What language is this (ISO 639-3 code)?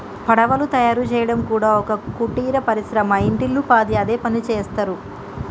tel